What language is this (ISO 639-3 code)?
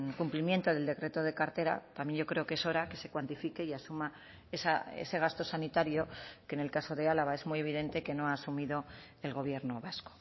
spa